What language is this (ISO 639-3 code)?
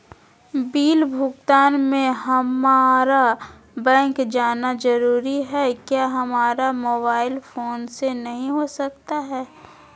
mag